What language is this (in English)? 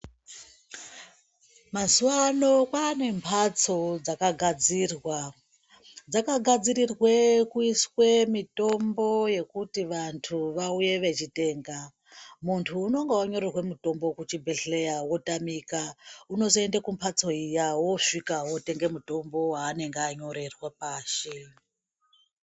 Ndau